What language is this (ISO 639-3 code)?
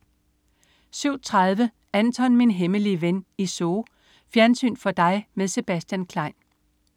dan